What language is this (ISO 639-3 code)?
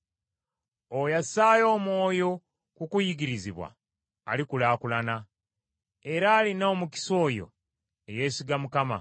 lug